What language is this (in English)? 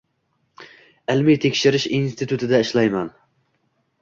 Uzbek